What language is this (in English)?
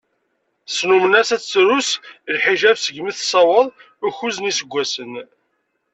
Kabyle